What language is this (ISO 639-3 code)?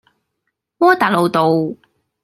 yue